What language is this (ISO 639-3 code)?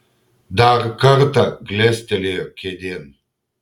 lit